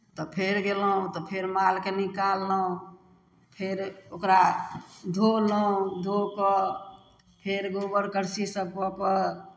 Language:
Maithili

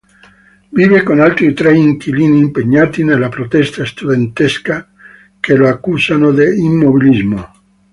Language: Italian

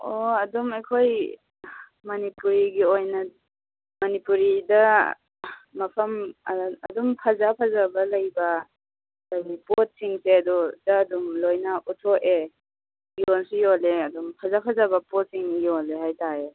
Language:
Manipuri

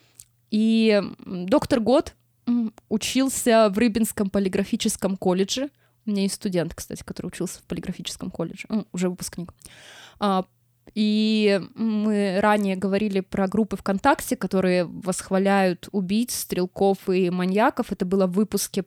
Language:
Russian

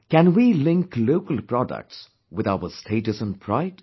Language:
English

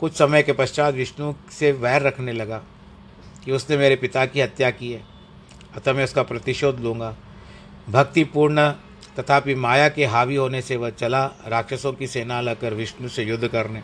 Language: Hindi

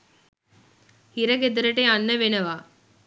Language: Sinhala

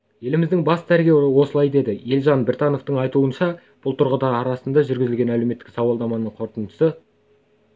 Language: Kazakh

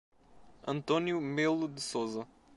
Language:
Portuguese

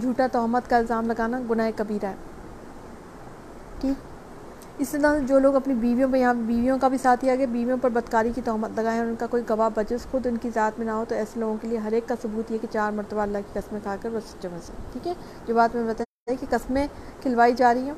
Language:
Urdu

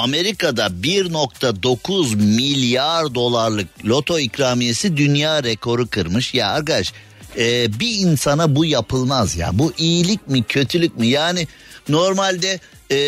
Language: Turkish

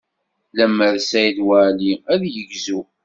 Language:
Kabyle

